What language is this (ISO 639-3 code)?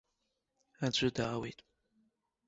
abk